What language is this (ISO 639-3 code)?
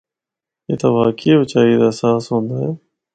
hno